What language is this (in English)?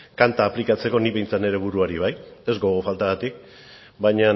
Basque